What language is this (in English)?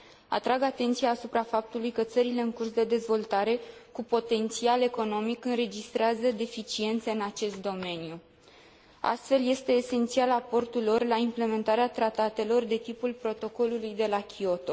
Romanian